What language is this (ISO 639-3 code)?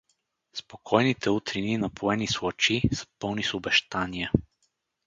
bul